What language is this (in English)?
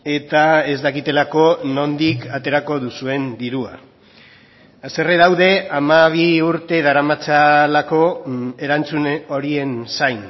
Basque